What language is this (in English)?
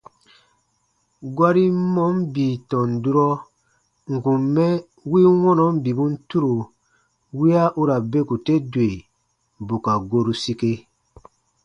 Baatonum